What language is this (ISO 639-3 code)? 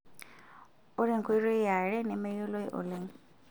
mas